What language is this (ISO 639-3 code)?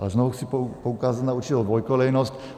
ces